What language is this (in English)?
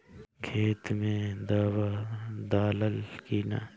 Bhojpuri